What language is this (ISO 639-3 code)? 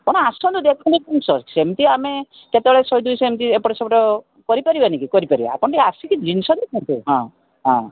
ori